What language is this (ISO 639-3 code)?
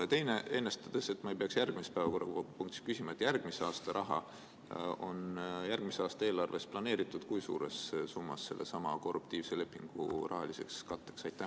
est